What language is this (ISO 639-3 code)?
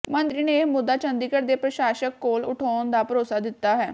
pan